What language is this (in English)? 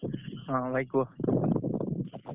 Odia